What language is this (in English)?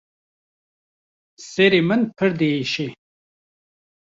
Kurdish